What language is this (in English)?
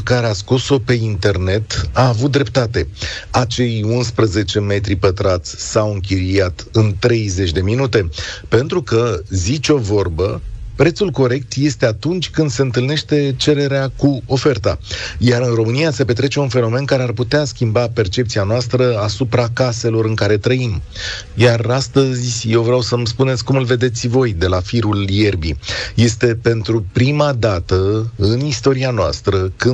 Romanian